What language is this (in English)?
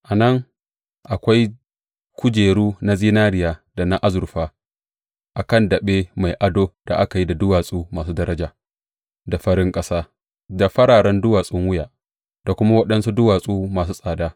Hausa